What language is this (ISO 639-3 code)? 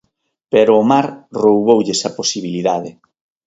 glg